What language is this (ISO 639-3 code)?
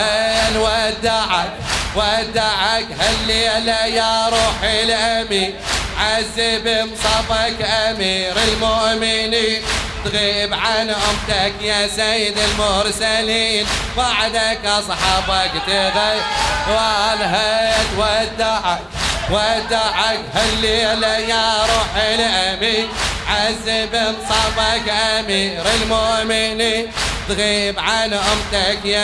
ara